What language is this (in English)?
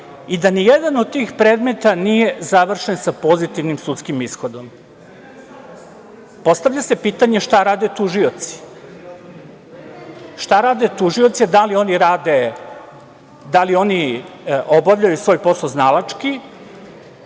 Serbian